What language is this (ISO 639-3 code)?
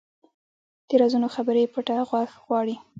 pus